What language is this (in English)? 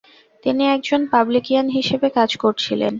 Bangla